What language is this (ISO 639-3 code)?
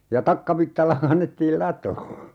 fin